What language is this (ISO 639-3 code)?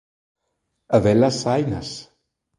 glg